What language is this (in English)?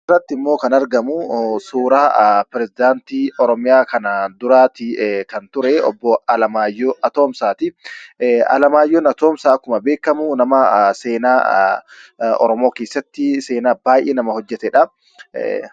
Oromo